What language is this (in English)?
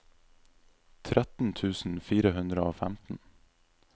Norwegian